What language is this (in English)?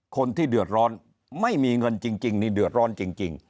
Thai